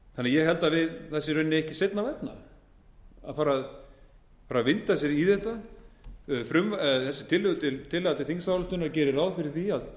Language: Icelandic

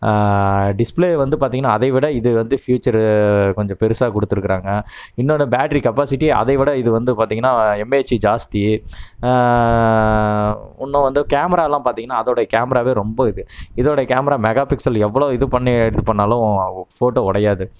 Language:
Tamil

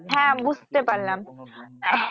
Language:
Bangla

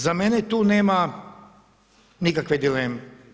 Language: Croatian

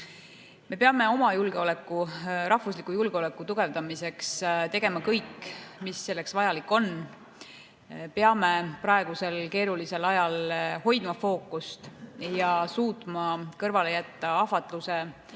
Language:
Estonian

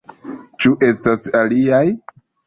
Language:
Esperanto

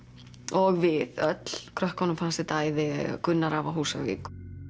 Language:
Icelandic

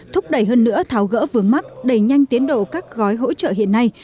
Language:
Vietnamese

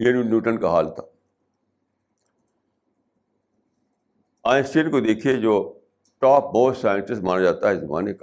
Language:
Urdu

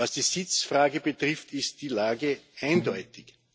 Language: German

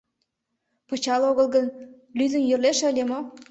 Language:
Mari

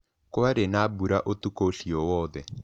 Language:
Kikuyu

